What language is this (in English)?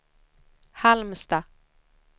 Swedish